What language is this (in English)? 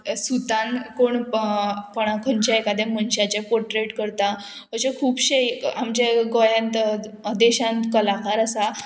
Konkani